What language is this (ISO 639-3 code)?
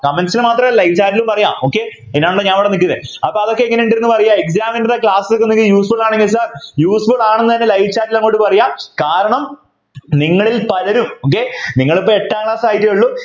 mal